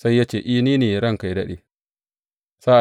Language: Hausa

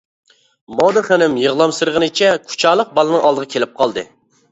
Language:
Uyghur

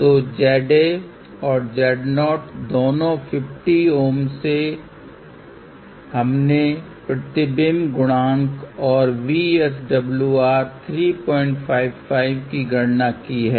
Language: Hindi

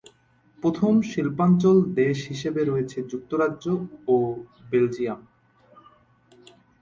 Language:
Bangla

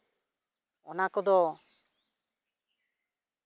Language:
Santali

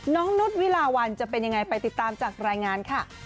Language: Thai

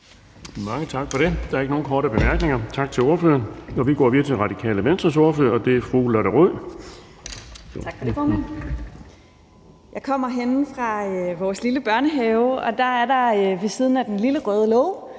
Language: Danish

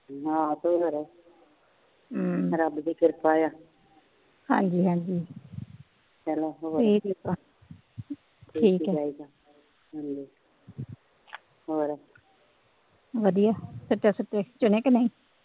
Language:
Punjabi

